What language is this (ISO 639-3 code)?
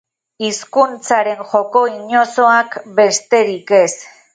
eus